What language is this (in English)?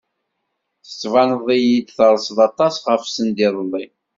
Kabyle